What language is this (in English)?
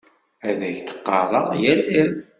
Kabyle